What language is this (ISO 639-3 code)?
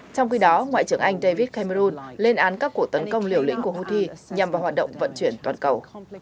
vie